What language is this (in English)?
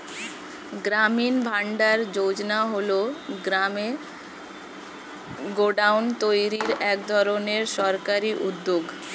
Bangla